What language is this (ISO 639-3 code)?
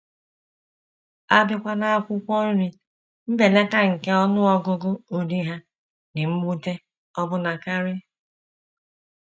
ibo